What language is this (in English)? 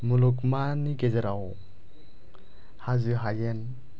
Bodo